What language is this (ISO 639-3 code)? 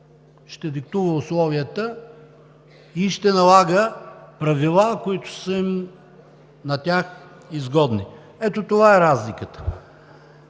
bul